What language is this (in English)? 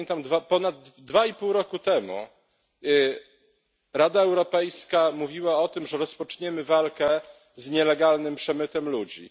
Polish